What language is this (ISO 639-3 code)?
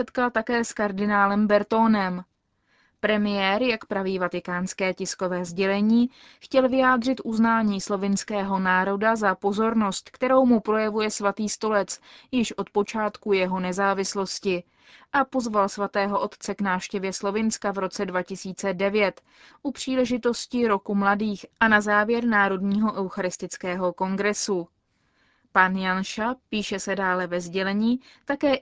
ces